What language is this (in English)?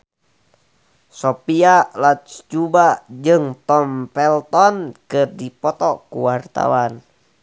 Sundanese